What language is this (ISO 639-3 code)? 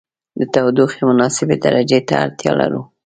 pus